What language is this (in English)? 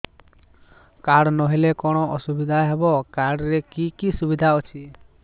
Odia